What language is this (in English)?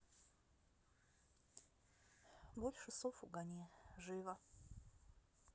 Russian